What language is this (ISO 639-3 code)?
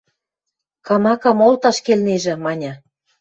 mrj